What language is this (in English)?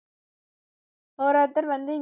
Tamil